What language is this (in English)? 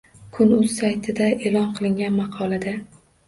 Uzbek